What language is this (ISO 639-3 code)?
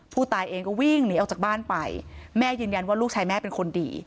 tha